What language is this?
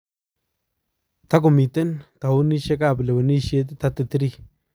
Kalenjin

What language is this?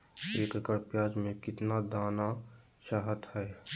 Magahi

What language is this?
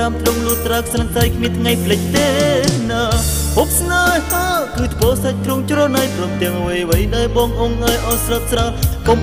Thai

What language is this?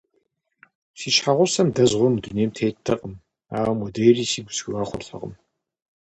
Kabardian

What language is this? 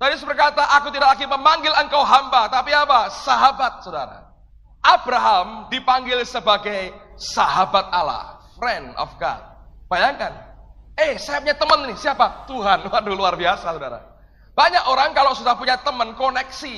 Indonesian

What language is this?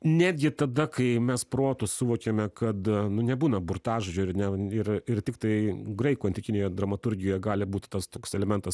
Lithuanian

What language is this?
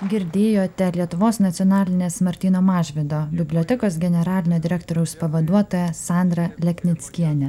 Lithuanian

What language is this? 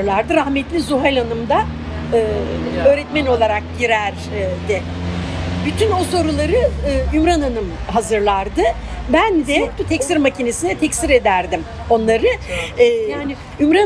Turkish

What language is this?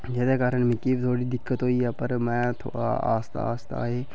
Dogri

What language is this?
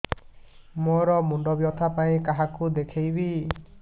Odia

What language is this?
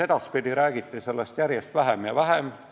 Estonian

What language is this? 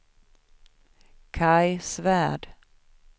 Swedish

